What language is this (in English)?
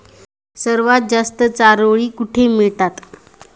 Marathi